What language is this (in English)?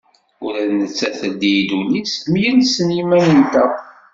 Kabyle